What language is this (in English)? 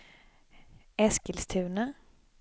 Swedish